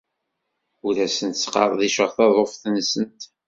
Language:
Kabyle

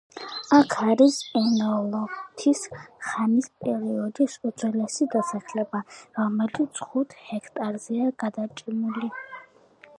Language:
Georgian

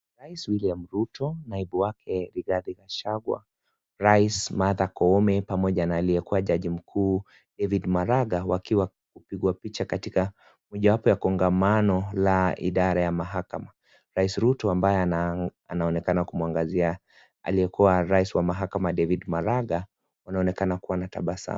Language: Swahili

